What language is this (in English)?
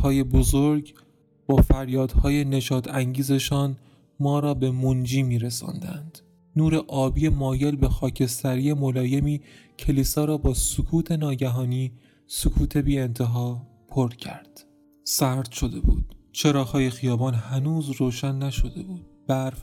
Persian